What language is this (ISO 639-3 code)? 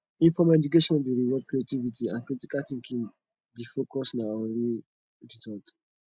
pcm